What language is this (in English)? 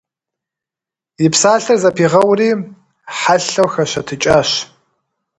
Kabardian